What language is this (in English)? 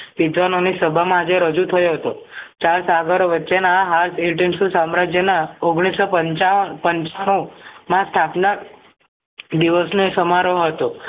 Gujarati